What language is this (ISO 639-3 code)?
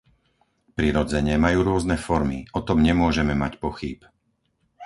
slk